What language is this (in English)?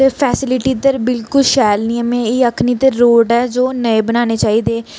Dogri